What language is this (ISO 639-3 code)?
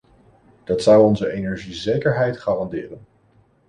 nld